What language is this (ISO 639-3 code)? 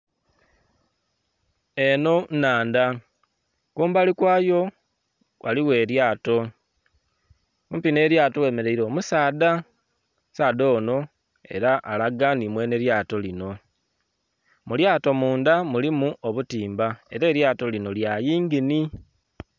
xog